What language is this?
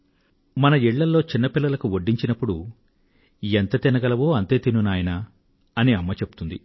Telugu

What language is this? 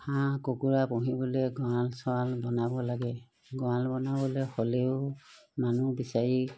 Assamese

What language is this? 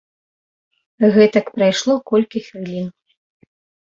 Belarusian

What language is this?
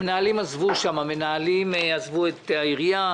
Hebrew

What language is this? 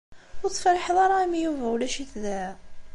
Kabyle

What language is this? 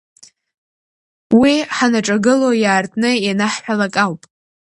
Abkhazian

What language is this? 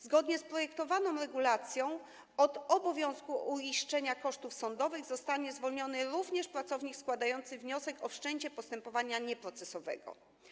Polish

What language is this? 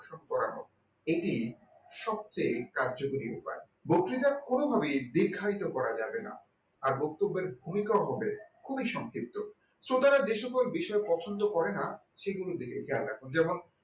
Bangla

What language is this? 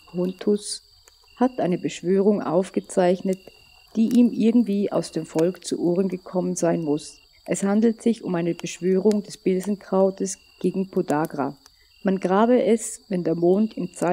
German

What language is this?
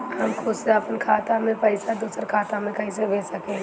Bhojpuri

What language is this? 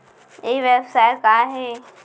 Chhattisgarhi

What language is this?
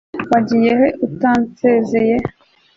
Kinyarwanda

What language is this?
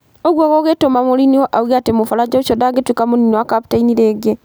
Kikuyu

